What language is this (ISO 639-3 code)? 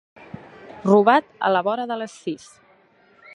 cat